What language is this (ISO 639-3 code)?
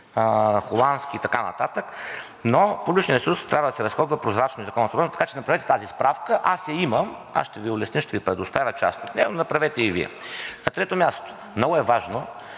bul